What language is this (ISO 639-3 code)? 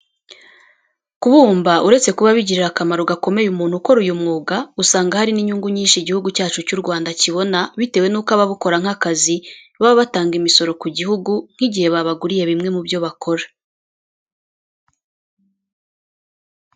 kin